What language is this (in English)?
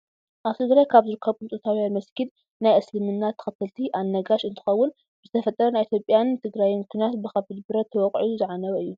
Tigrinya